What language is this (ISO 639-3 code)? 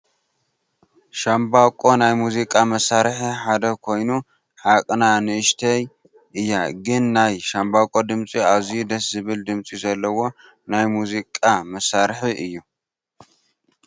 tir